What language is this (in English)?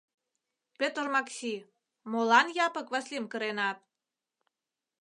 Mari